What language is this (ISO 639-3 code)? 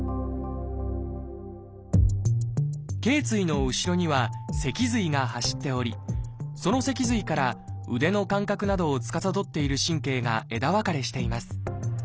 jpn